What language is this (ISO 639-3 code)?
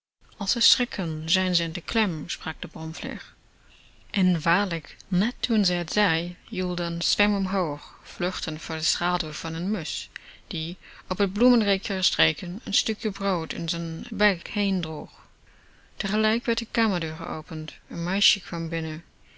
nld